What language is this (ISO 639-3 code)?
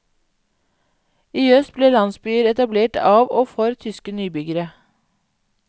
nor